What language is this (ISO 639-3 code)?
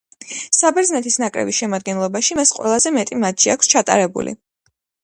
kat